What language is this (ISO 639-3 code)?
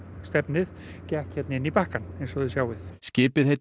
isl